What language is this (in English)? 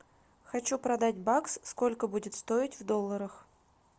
Russian